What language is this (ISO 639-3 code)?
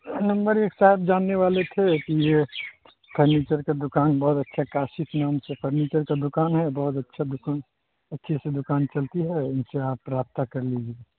urd